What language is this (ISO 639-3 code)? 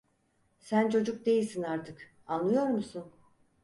tur